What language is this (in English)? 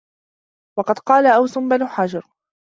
Arabic